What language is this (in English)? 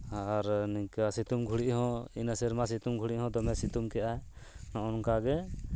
Santali